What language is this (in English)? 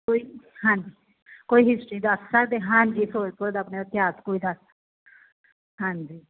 Punjabi